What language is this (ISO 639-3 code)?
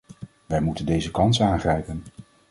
nld